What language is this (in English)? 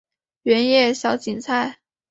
Chinese